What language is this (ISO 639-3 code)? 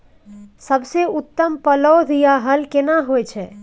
mai